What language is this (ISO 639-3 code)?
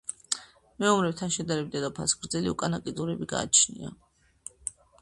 kat